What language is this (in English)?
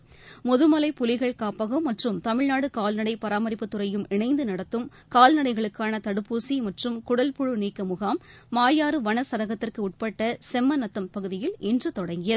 Tamil